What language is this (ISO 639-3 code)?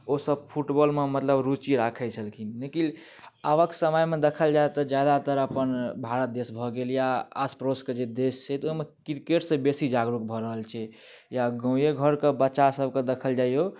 mai